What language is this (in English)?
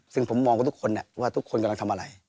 Thai